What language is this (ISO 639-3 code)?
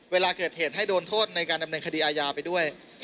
tha